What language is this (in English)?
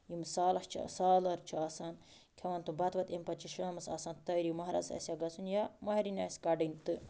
Kashmiri